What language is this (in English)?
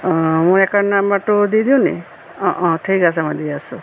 Assamese